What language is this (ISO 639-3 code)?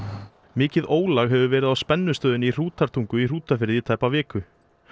isl